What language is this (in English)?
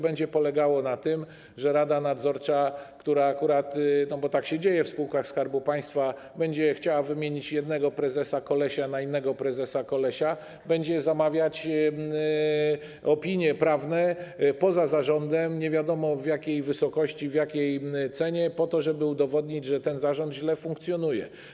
Polish